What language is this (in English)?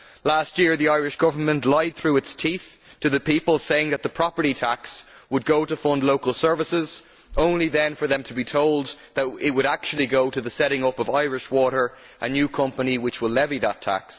English